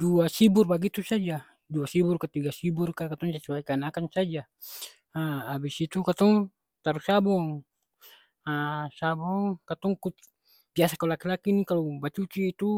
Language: Ambonese Malay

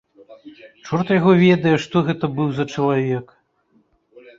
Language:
Belarusian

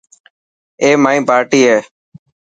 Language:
Dhatki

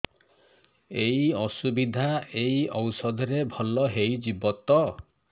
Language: Odia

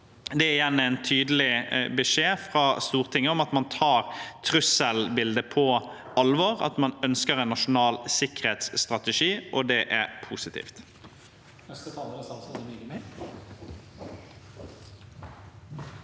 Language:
Norwegian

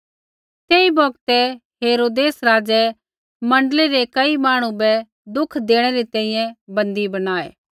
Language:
Kullu Pahari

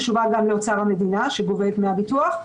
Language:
Hebrew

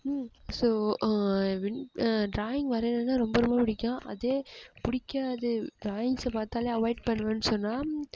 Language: Tamil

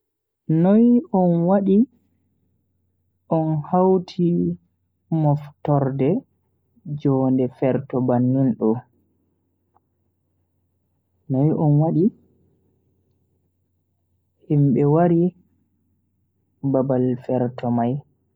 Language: Bagirmi Fulfulde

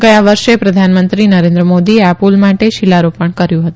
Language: Gujarati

